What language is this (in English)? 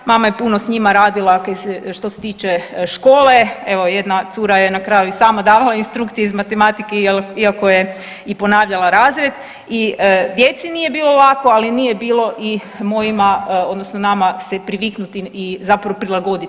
Croatian